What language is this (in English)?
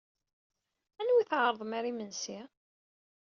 Kabyle